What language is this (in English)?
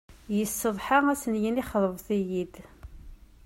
Kabyle